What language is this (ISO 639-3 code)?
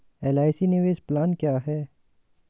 hin